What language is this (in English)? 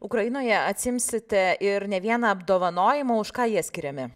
Lithuanian